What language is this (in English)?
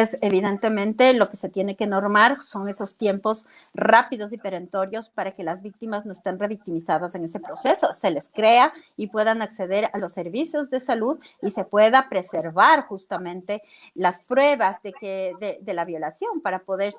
Spanish